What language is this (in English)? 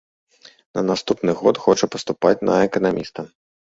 Belarusian